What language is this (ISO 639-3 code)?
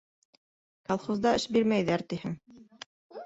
bak